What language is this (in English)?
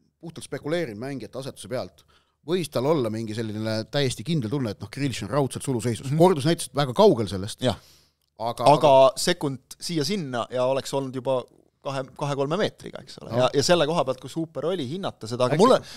Finnish